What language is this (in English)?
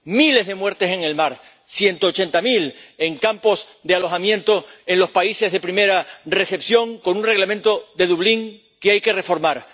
Spanish